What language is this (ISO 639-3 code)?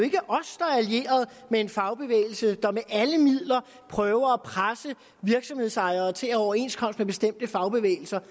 dan